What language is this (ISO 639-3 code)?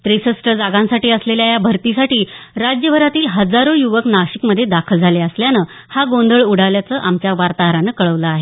mar